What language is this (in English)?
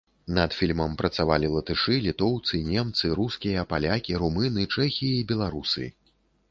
Belarusian